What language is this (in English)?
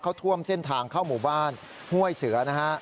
Thai